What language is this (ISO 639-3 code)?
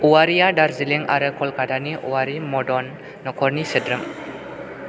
brx